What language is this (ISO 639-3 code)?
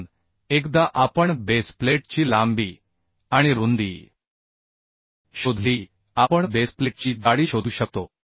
mar